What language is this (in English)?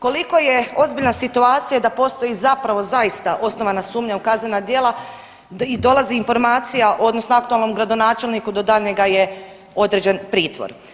Croatian